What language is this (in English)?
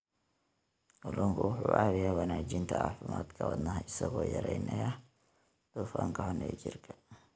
Somali